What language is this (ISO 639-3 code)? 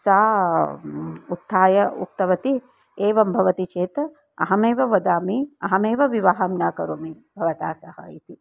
san